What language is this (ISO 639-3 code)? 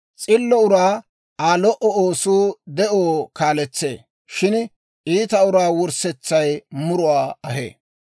dwr